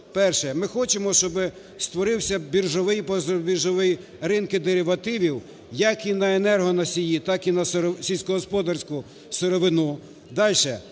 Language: Ukrainian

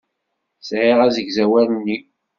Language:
Kabyle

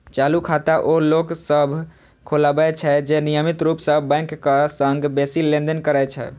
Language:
Maithili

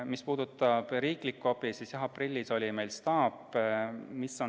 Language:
Estonian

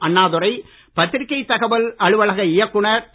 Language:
Tamil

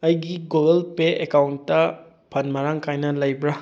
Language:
Manipuri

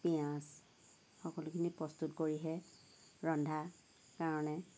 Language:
Assamese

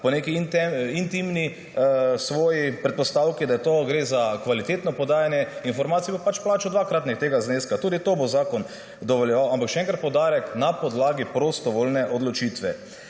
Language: Slovenian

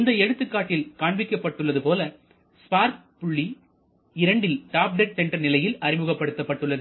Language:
Tamil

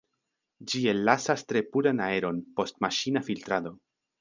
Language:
Esperanto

